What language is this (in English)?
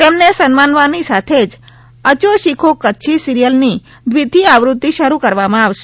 Gujarati